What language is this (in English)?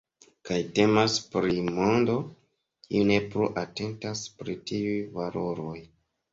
Esperanto